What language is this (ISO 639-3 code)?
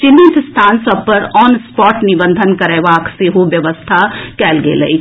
mai